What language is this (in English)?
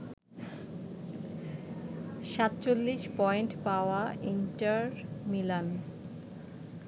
Bangla